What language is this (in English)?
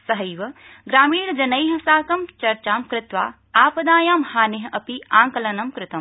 Sanskrit